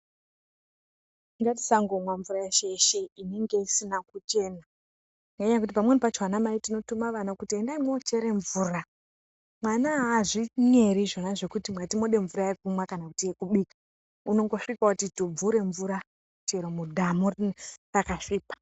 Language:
Ndau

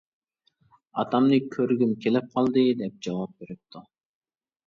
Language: Uyghur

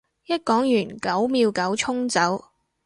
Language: Cantonese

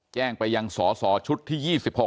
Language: Thai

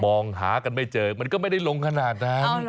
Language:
Thai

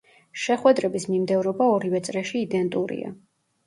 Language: Georgian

